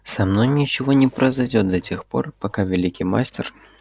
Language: Russian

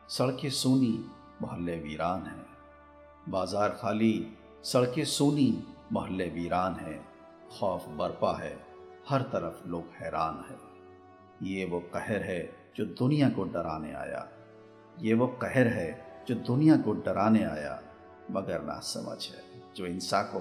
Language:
Hindi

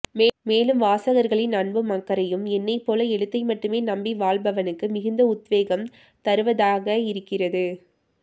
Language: Tamil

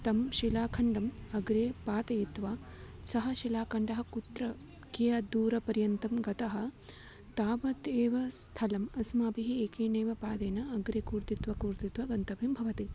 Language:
Sanskrit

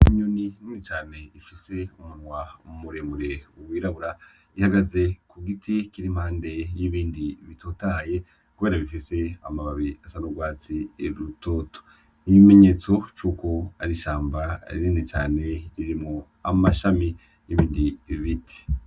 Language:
Rundi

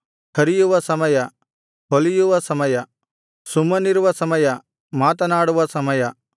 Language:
Kannada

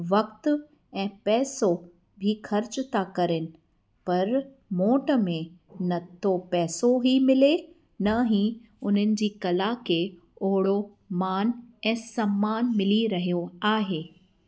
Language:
Sindhi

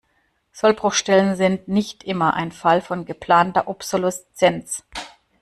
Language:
German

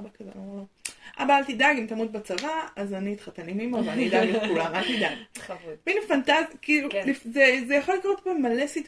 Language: Hebrew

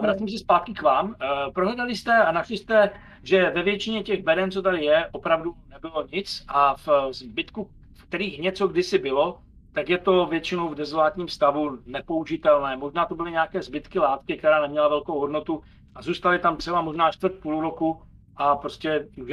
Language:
Czech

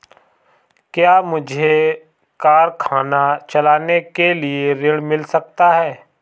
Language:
Hindi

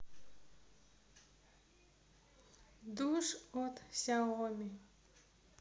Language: Russian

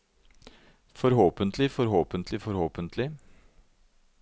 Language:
Norwegian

